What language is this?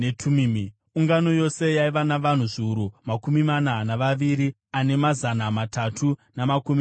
Shona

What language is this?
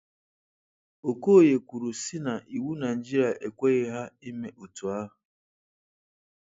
Igbo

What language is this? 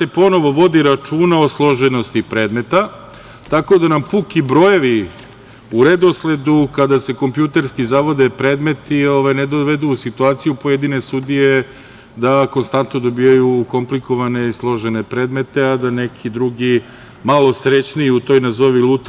Serbian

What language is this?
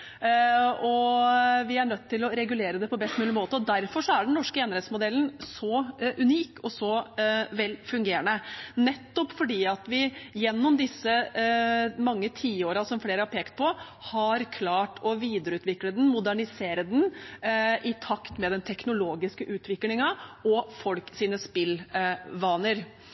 Norwegian Bokmål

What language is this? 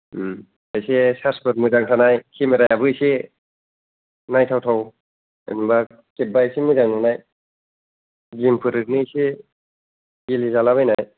Bodo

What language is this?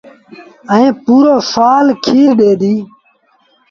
Sindhi Bhil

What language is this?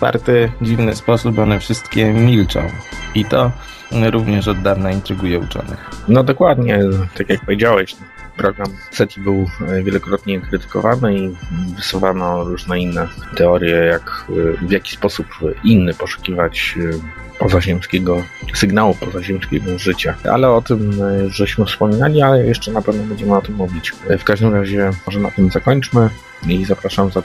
Polish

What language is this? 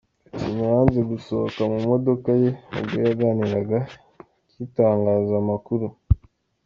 Kinyarwanda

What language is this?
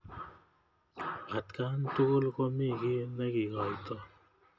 Kalenjin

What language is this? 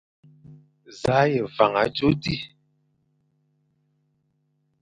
Fang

